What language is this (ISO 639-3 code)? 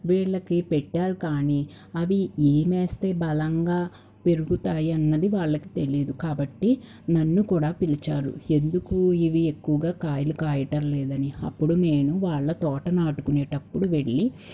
tel